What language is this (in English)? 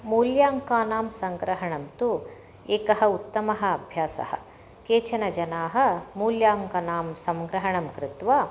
Sanskrit